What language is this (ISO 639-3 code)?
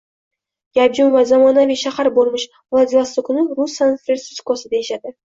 uzb